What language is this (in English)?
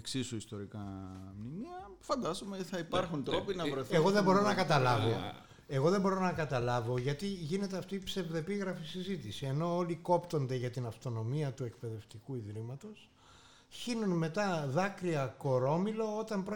Greek